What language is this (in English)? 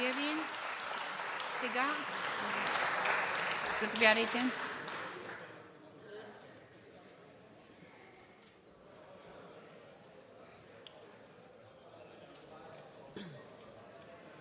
Bulgarian